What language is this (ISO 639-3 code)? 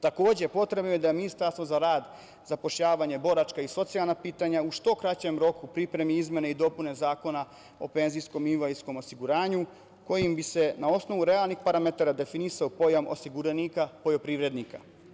srp